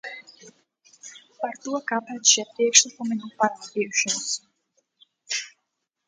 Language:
Latvian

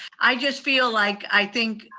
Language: English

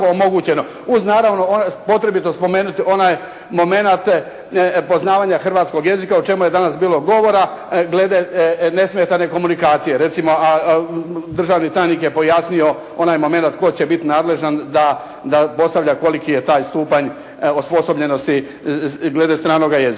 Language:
Croatian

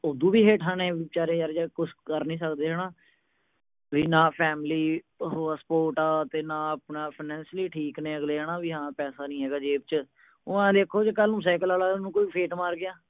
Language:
Punjabi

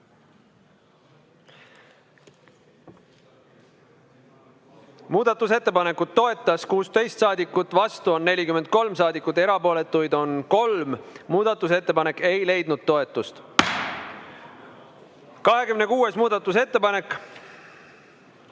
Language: Estonian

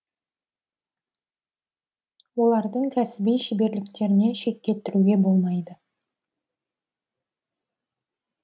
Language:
Kazakh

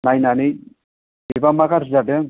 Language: Bodo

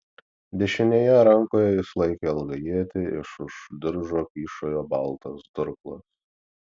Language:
Lithuanian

